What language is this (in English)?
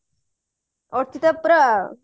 Odia